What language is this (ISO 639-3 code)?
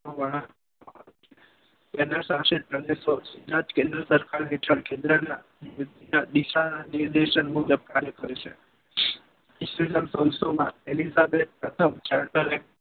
guj